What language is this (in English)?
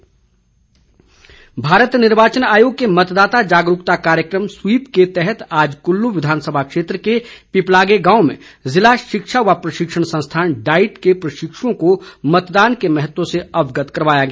Hindi